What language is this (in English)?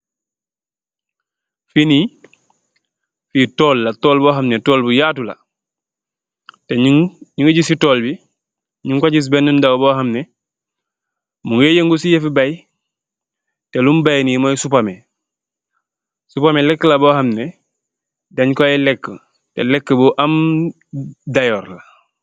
Wolof